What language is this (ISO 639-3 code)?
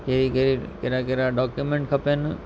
snd